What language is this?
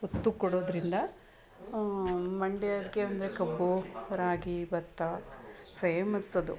Kannada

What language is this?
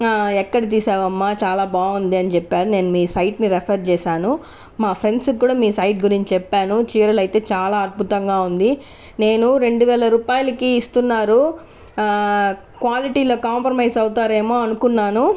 Telugu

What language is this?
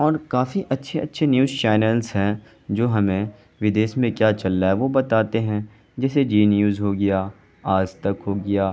Urdu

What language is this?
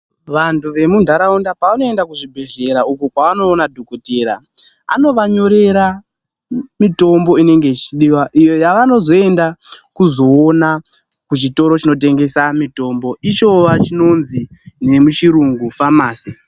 Ndau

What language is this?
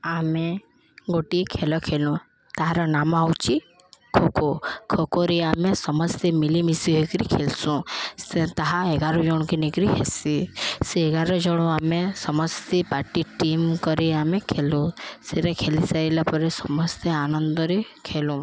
Odia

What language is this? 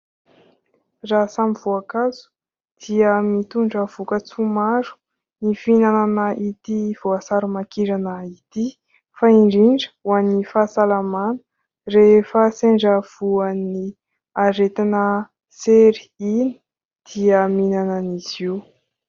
Malagasy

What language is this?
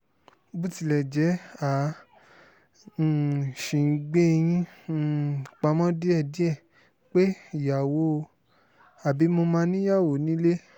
Yoruba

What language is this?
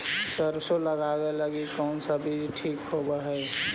Magahi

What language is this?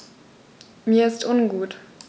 German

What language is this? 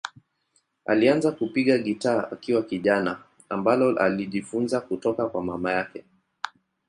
Swahili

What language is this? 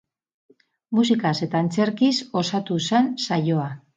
Basque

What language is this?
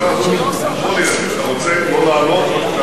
Hebrew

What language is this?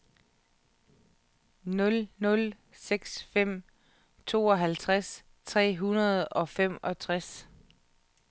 Danish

